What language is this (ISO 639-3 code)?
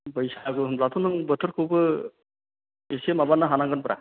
brx